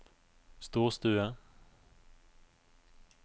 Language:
Norwegian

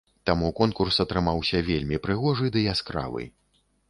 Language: Belarusian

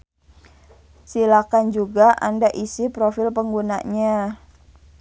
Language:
Sundanese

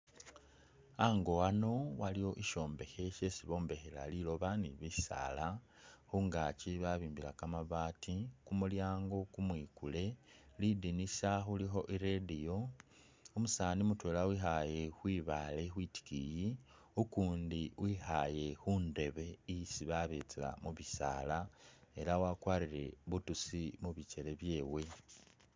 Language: Masaaba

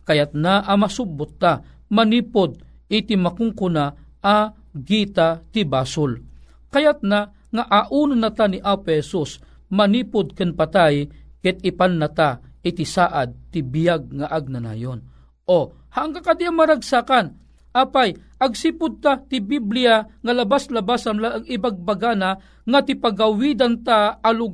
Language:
Filipino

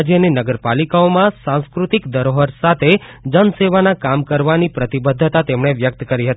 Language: Gujarati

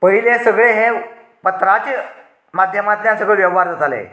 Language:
Konkani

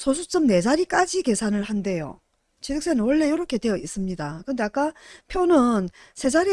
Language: Korean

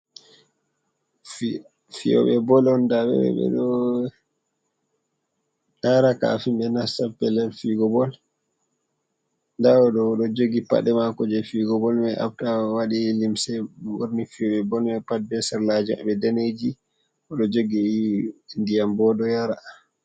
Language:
Fula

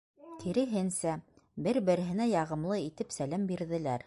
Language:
Bashkir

